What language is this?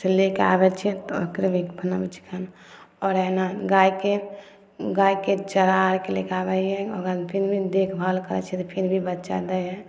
Maithili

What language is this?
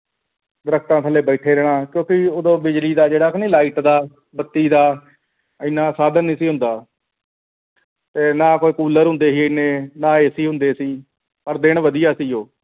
Punjabi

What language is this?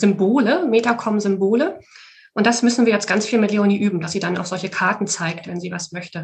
German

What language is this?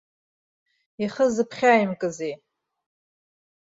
Abkhazian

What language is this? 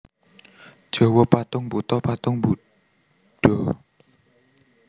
Javanese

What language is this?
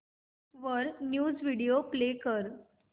Marathi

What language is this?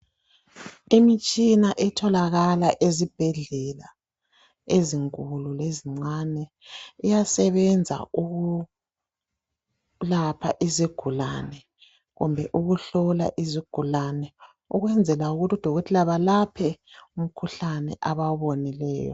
North Ndebele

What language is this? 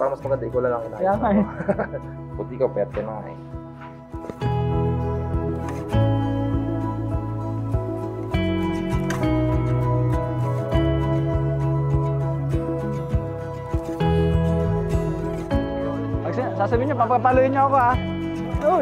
Filipino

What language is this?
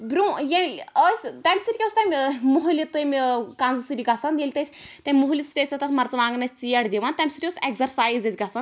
Kashmiri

